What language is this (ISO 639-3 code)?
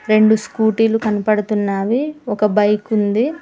tel